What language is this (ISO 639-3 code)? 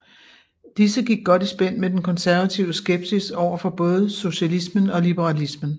dan